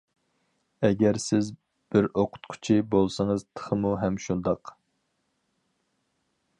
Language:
Uyghur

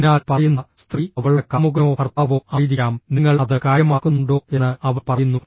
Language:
Malayalam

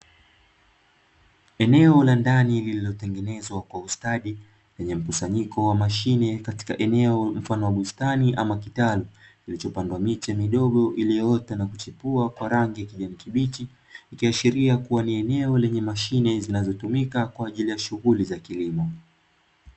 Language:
Swahili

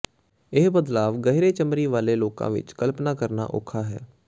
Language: Punjabi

